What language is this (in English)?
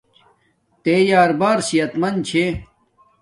Domaaki